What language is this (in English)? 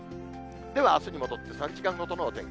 Japanese